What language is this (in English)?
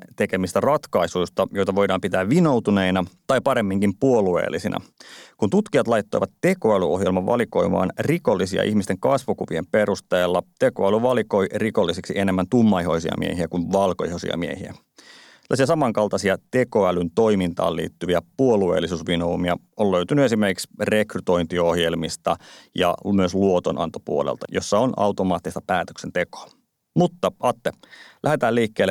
Finnish